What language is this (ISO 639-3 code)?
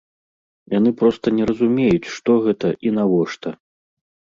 bel